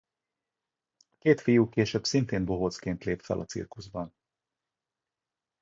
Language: Hungarian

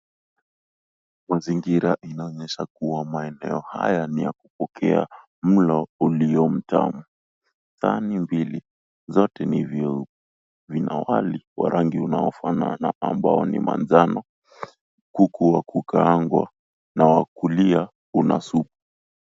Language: Swahili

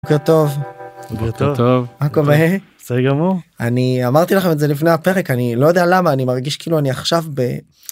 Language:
Hebrew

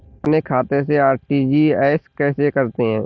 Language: Hindi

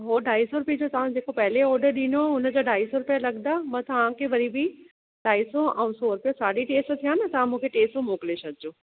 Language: Sindhi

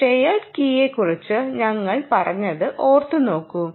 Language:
Malayalam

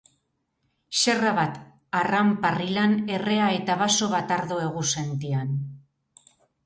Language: Basque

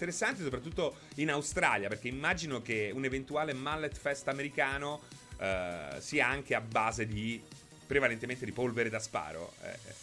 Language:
Italian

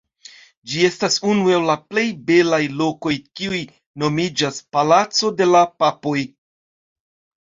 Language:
Esperanto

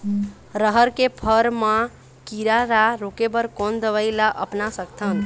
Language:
Chhattisgarhi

